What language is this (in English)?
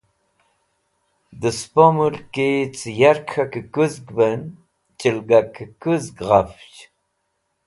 Wakhi